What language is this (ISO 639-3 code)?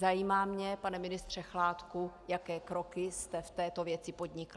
ces